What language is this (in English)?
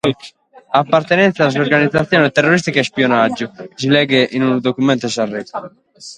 Sardinian